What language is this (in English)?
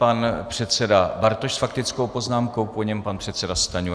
Czech